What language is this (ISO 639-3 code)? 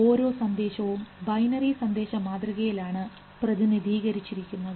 mal